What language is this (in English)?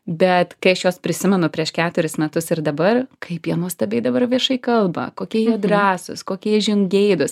Lithuanian